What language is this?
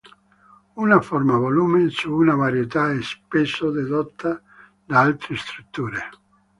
Italian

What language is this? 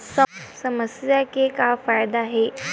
Chhattisgarhi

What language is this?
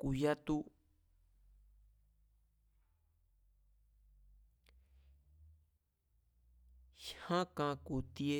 Mazatlán Mazatec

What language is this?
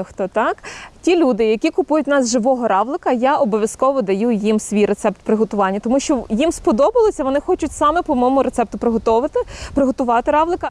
Ukrainian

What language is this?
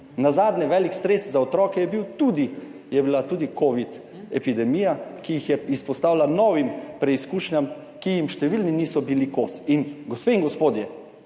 Slovenian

